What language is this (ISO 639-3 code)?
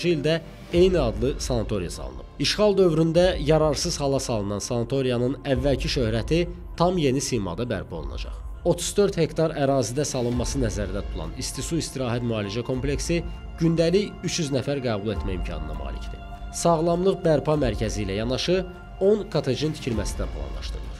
tur